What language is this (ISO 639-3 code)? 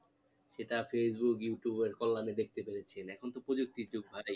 ben